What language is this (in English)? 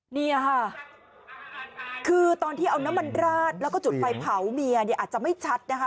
Thai